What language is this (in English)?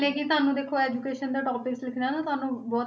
Punjabi